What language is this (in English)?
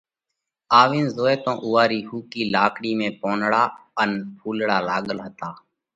Parkari Koli